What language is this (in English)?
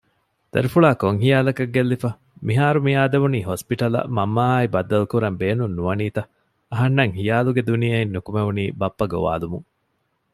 Divehi